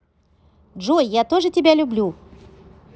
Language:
Russian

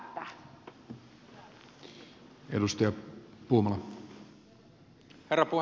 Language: Finnish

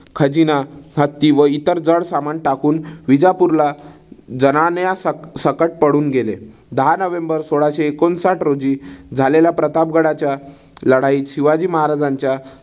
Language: Marathi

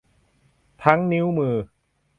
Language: Thai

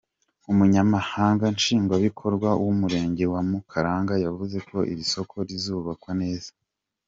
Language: Kinyarwanda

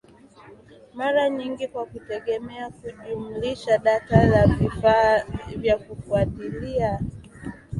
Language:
Swahili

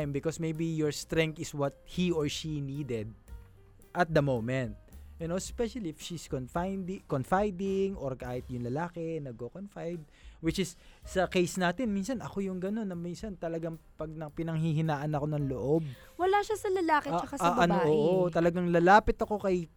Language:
Filipino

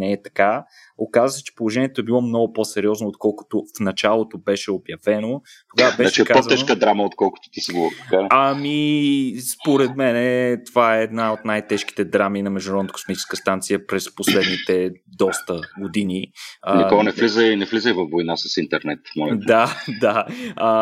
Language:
Bulgarian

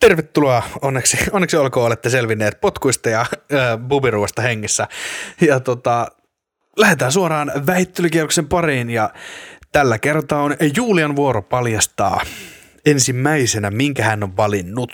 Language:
Finnish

